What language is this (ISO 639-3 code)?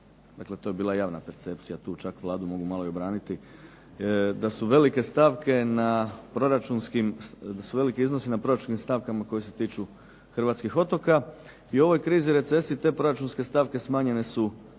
hrv